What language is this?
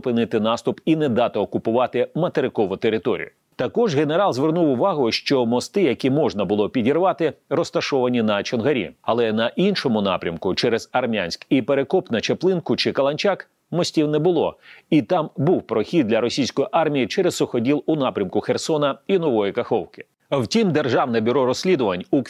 Ukrainian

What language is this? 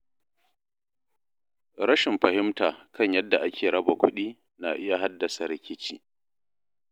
Hausa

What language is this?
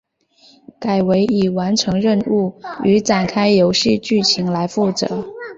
Chinese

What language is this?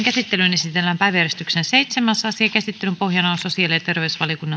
Finnish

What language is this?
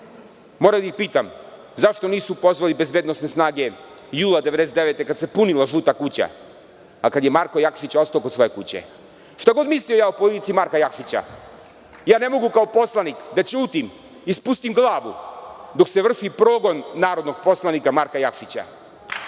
Serbian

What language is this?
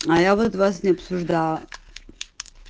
Russian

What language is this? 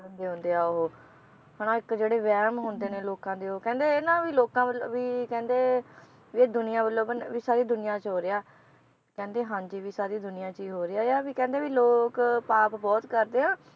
Punjabi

